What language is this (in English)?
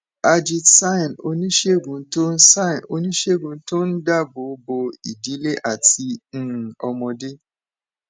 Yoruba